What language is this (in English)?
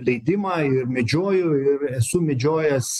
Lithuanian